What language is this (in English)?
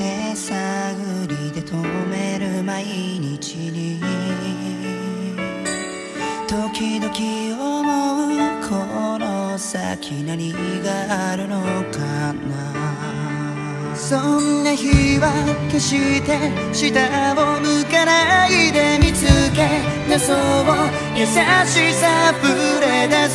Korean